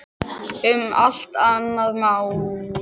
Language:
Icelandic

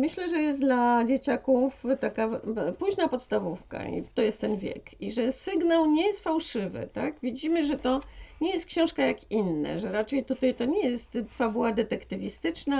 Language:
Polish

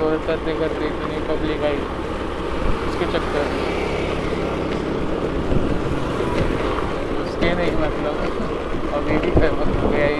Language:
Marathi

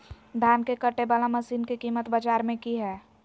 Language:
Magahi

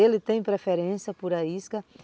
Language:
Portuguese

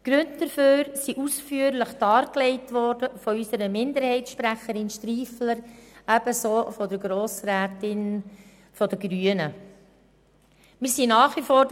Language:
Swiss German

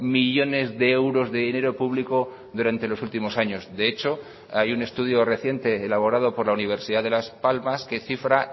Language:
Spanish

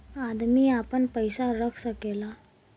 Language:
Bhojpuri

